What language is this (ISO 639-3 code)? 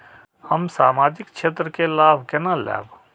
mai